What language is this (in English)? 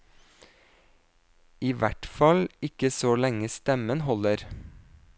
Norwegian